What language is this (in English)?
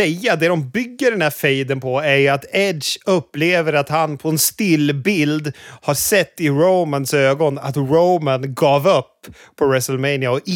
Swedish